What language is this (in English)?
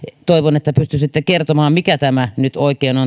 Finnish